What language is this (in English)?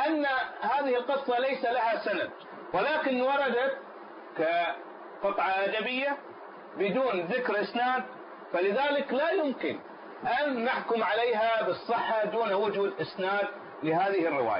Arabic